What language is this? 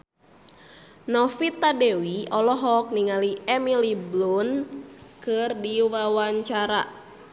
Sundanese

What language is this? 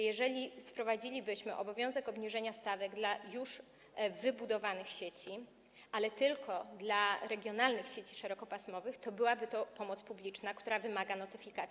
Polish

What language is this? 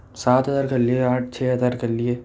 Urdu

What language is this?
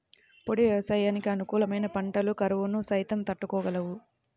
Telugu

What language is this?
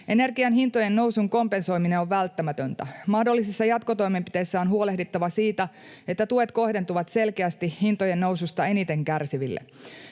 Finnish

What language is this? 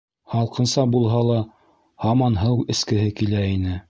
Bashkir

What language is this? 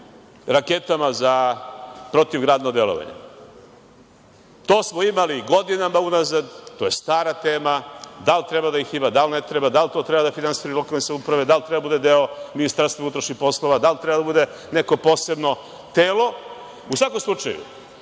Serbian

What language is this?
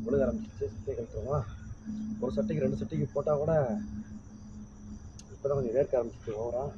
Tamil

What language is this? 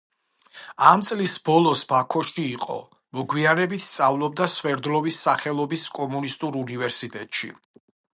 Georgian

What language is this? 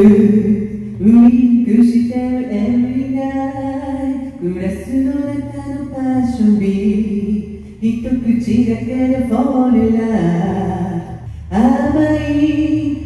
Japanese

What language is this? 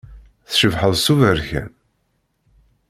Kabyle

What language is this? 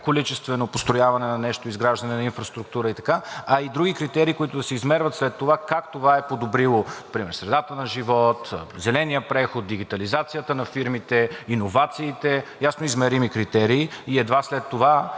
Bulgarian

